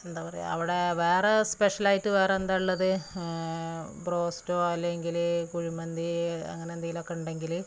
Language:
Malayalam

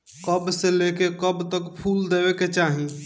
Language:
Bhojpuri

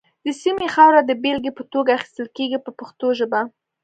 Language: Pashto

